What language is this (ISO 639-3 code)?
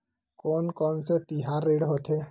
hne